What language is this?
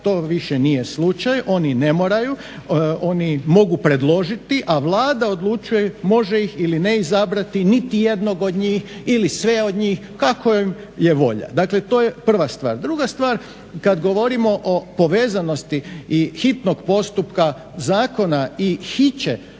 Croatian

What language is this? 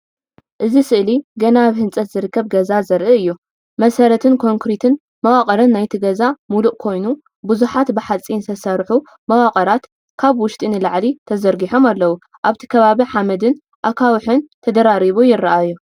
Tigrinya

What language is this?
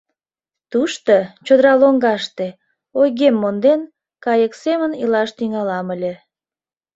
Mari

